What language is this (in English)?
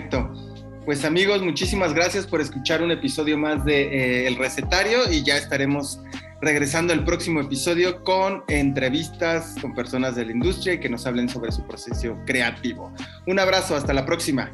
Spanish